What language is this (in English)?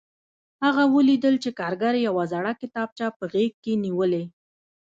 Pashto